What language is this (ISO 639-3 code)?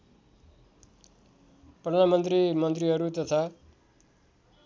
nep